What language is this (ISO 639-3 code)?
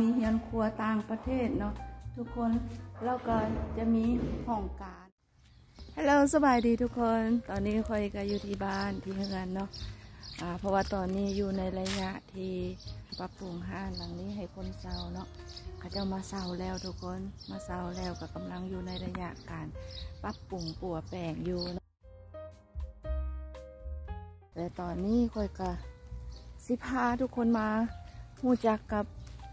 tha